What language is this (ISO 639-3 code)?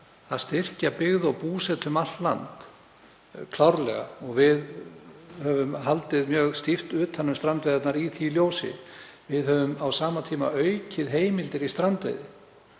isl